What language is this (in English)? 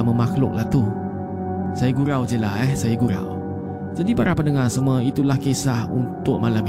Malay